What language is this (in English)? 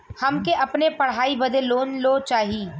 Bhojpuri